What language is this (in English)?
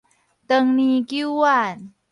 Min Nan Chinese